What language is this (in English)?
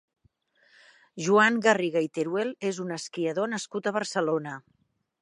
Catalan